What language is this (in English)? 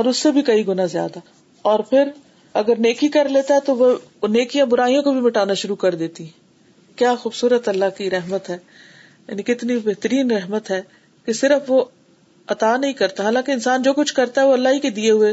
Urdu